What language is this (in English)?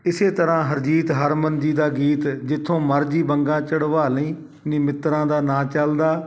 Punjabi